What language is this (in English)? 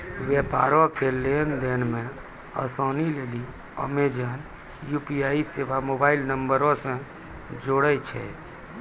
Maithili